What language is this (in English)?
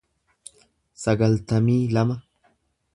Oromo